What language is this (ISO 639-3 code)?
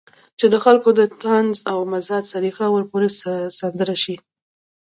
pus